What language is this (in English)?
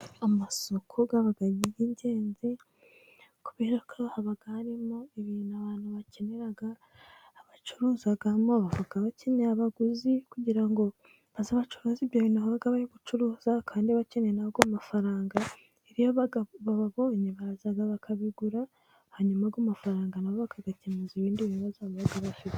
Kinyarwanda